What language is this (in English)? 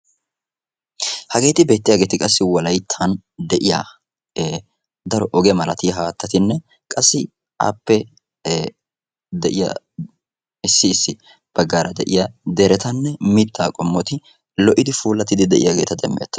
Wolaytta